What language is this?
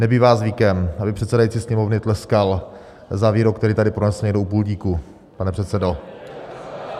Czech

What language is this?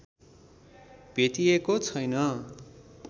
Nepali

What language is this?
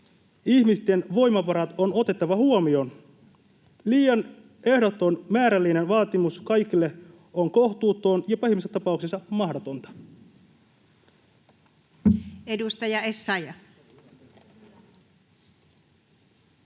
Finnish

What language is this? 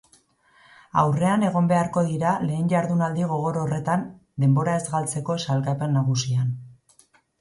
Basque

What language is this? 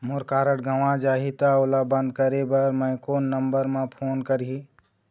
Chhattisgarhi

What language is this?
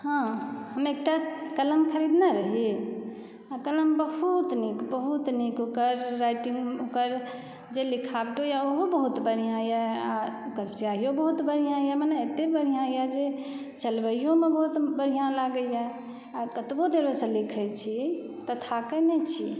Maithili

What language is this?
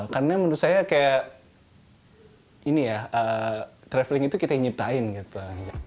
Indonesian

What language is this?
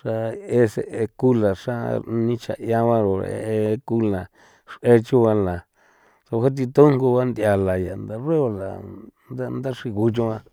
San Felipe Otlaltepec Popoloca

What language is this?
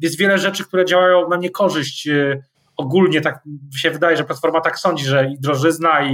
Polish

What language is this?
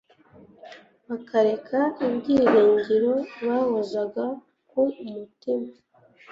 Kinyarwanda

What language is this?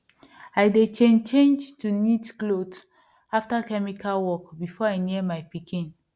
Nigerian Pidgin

